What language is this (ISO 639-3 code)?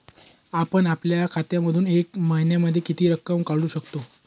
mar